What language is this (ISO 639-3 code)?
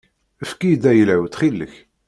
kab